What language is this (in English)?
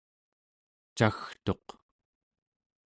Central Yupik